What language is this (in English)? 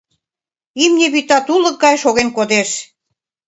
Mari